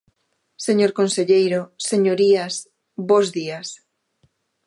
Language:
Galician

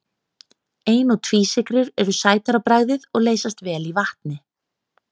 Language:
Icelandic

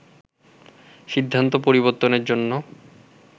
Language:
Bangla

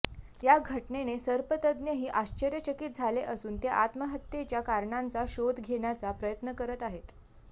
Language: Marathi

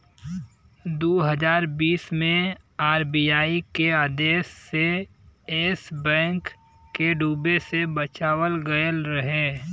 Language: Bhojpuri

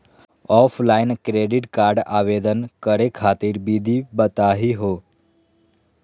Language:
Magahi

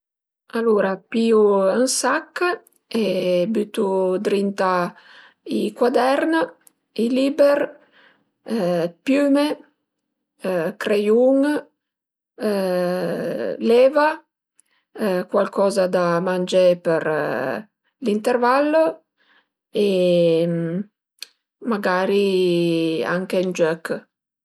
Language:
Piedmontese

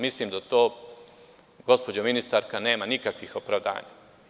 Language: Serbian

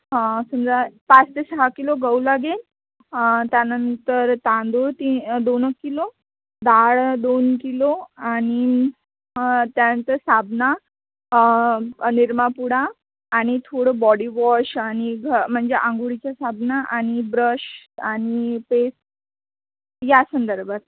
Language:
Marathi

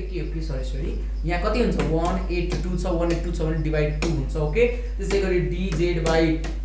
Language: Hindi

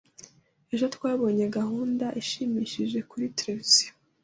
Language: Kinyarwanda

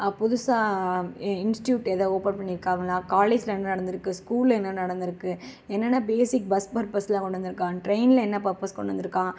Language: Tamil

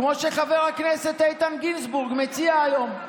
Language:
Hebrew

